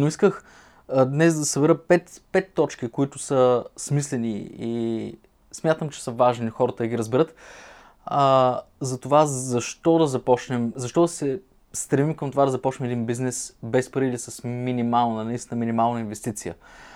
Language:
Bulgarian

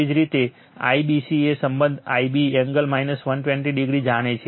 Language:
Gujarati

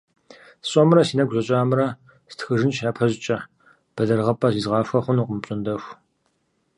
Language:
Kabardian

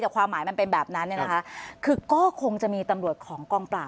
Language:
Thai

